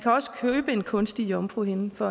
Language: Danish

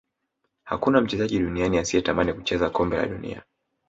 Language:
Swahili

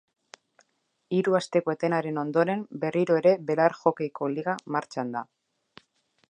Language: Basque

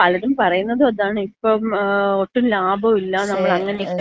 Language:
Malayalam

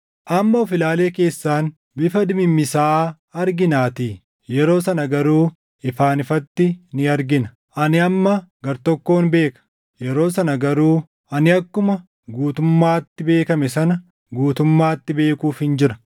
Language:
Oromo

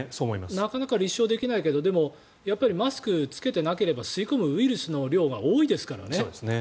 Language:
Japanese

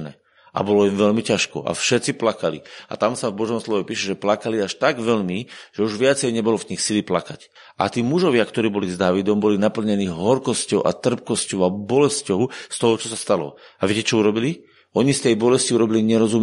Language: Slovak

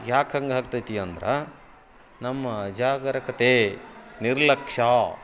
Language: Kannada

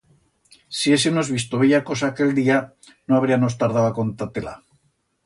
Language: Aragonese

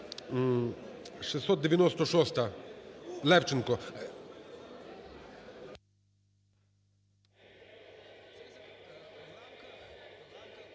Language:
Ukrainian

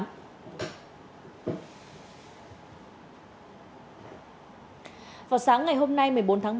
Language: Vietnamese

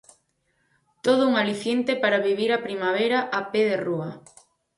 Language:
Galician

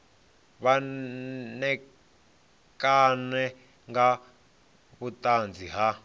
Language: Venda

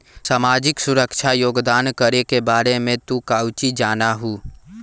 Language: Magahi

